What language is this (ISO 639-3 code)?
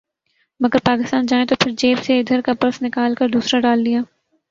urd